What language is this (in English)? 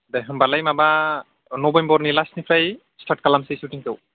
Bodo